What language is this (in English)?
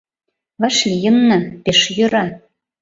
Mari